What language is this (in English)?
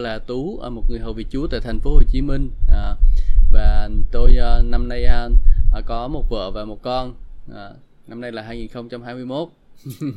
Vietnamese